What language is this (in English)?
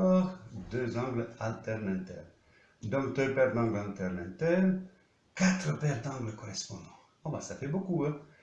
French